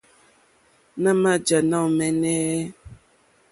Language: Mokpwe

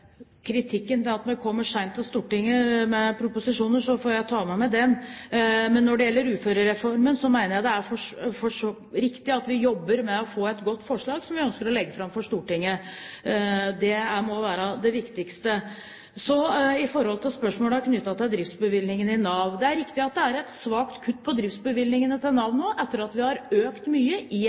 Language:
Norwegian Bokmål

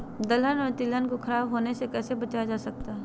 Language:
Magahi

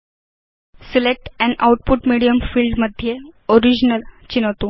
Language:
Sanskrit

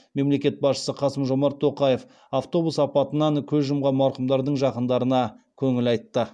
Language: Kazakh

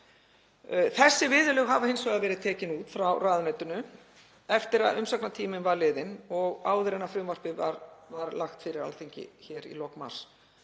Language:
Icelandic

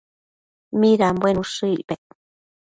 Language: Matsés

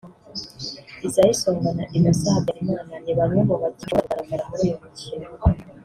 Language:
Kinyarwanda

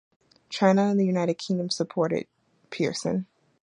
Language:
English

